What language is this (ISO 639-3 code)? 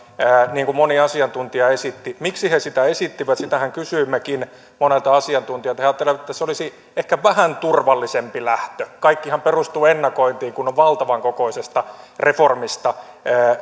fin